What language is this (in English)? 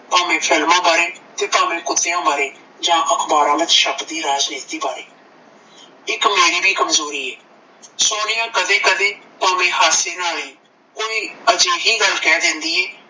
Punjabi